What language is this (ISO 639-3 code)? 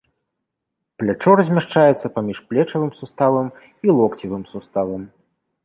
bel